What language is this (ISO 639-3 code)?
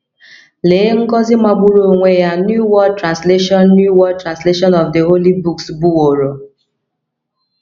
ibo